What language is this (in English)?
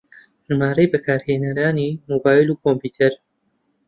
Central Kurdish